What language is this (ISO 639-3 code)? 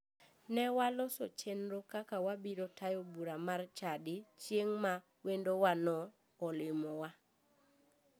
luo